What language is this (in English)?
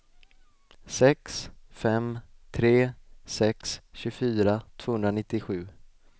Swedish